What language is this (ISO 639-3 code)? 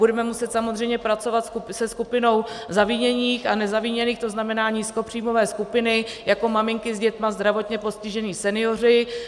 ces